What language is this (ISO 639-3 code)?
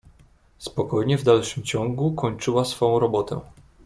pol